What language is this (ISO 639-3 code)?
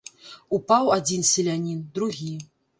bel